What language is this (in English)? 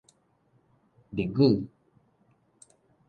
Min Nan Chinese